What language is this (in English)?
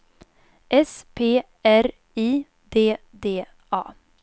Swedish